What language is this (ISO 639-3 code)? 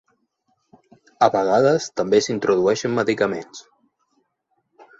cat